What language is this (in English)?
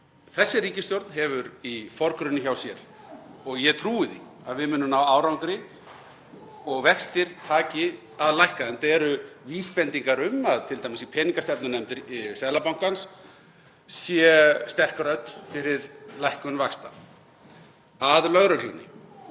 Icelandic